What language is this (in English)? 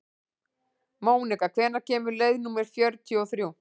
Icelandic